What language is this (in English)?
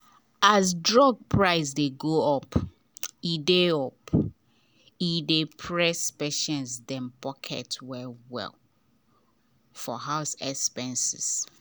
Nigerian Pidgin